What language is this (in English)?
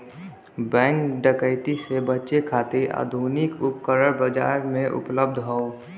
Bhojpuri